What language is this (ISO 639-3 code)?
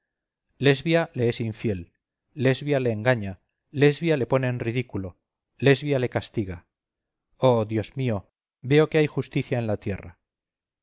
spa